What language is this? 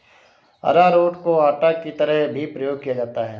Hindi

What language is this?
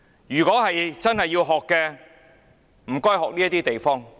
Cantonese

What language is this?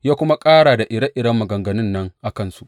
Hausa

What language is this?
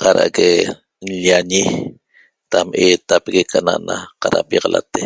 Toba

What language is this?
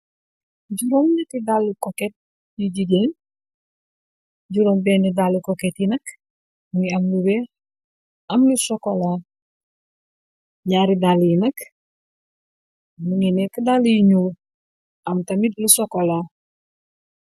Wolof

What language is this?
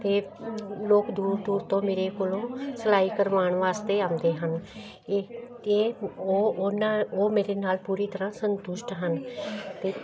Punjabi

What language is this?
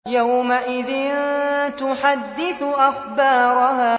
Arabic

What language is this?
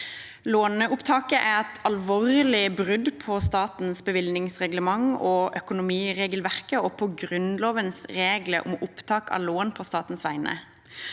Norwegian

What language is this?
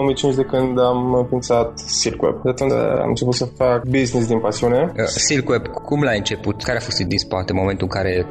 Romanian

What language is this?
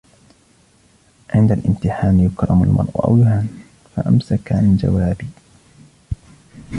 Arabic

